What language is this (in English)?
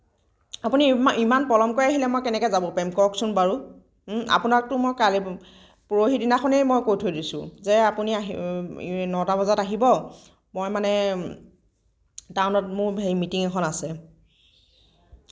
Assamese